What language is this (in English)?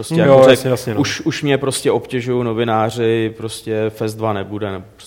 Czech